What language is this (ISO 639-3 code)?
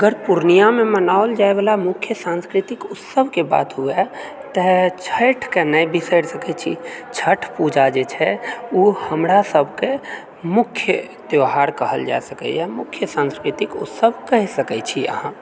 mai